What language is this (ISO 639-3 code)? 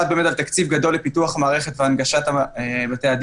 heb